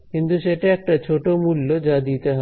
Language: Bangla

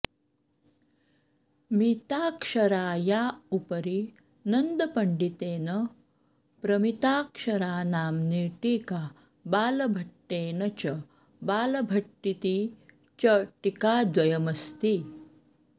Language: Sanskrit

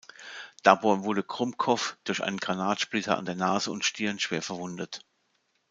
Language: German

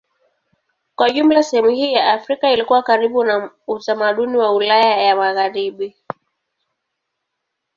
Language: Swahili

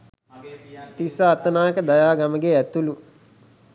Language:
Sinhala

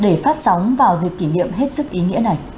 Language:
Vietnamese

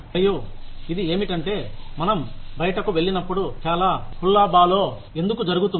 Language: Telugu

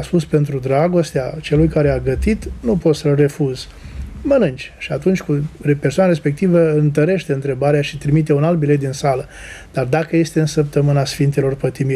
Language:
Romanian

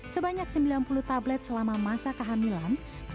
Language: Indonesian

